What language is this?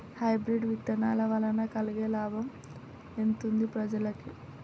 Telugu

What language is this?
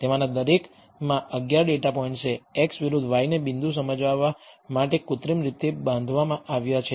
Gujarati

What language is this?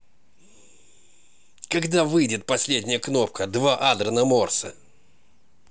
Russian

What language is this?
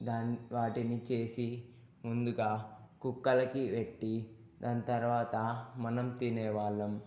Telugu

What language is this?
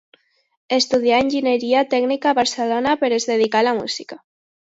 Catalan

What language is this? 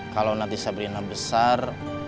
Indonesian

